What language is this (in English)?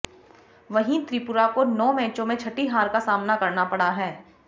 Hindi